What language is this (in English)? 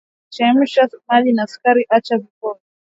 Swahili